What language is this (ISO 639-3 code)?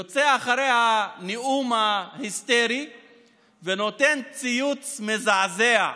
heb